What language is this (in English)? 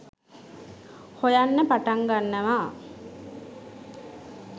Sinhala